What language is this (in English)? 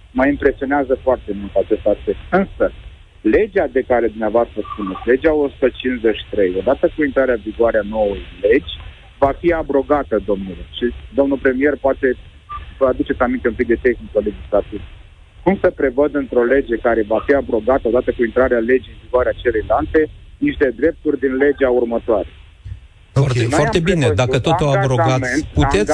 Romanian